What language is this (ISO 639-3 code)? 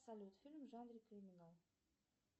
rus